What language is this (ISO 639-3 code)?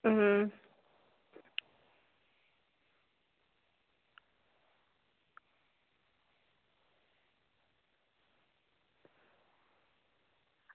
doi